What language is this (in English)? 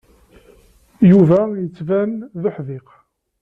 Kabyle